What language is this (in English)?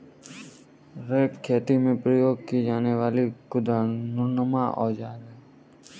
Hindi